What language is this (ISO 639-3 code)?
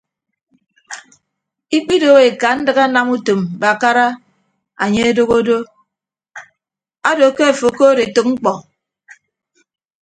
ibb